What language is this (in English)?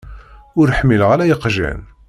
Kabyle